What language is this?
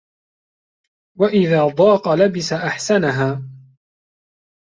Arabic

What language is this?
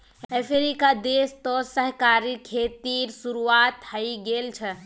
Magahi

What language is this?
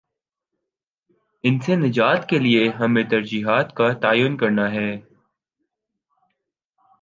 Urdu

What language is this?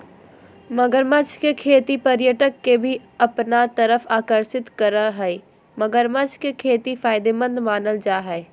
Magahi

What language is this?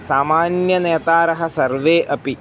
Sanskrit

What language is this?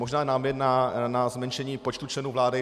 Czech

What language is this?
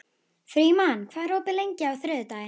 Icelandic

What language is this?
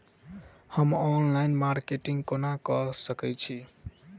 Maithili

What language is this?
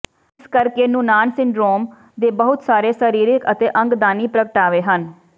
Punjabi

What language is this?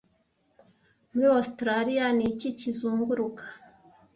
Kinyarwanda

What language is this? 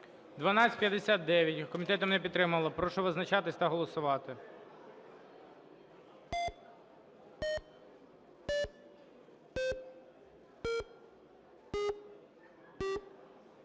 Ukrainian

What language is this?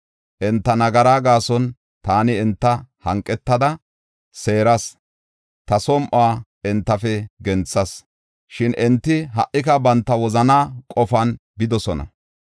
Gofa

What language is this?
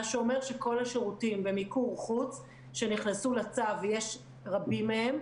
Hebrew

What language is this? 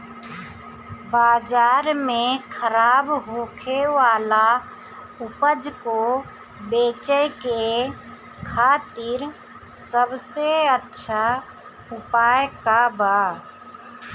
Bhojpuri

